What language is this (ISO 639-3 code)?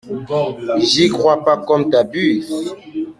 fra